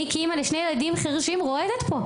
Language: Hebrew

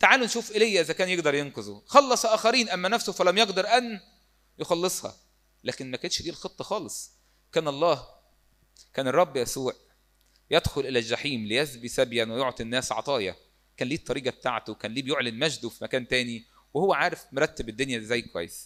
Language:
Arabic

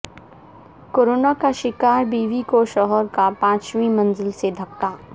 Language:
Urdu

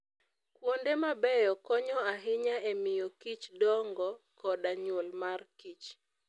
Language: Luo (Kenya and Tanzania)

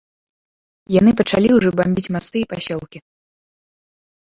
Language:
Belarusian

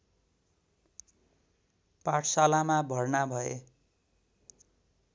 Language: Nepali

